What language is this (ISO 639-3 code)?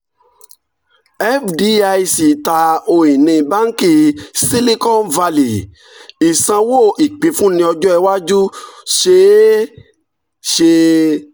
yor